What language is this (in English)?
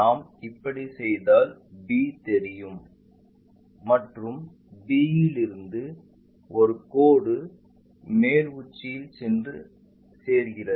Tamil